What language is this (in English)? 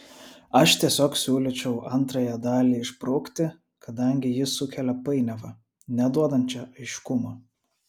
Lithuanian